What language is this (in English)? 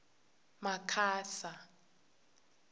Tsonga